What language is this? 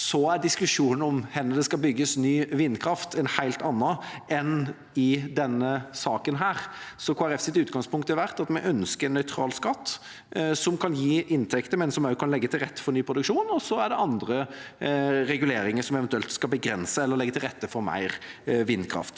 Norwegian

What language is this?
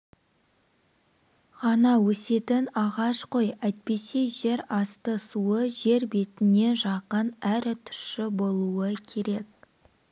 Kazakh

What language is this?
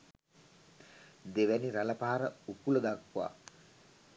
Sinhala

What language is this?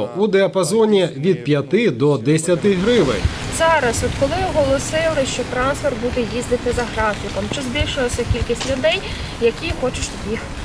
Ukrainian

